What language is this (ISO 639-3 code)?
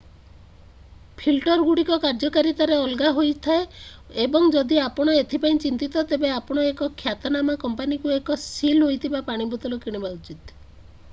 ori